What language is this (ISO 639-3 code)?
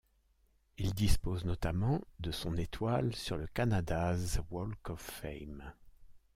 fra